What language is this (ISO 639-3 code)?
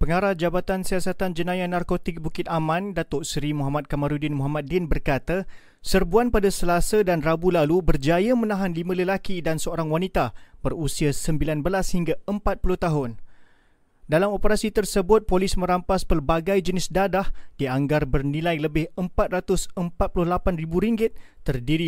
msa